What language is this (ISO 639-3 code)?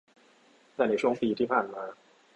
tha